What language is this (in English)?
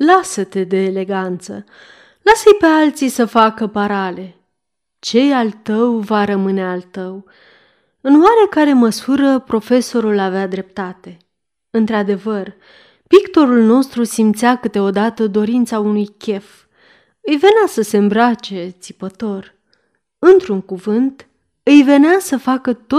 Romanian